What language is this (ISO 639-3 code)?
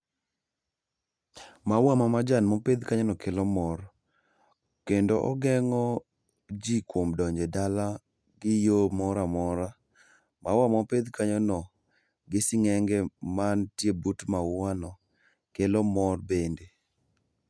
luo